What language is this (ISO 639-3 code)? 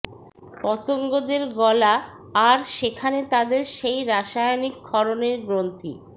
ben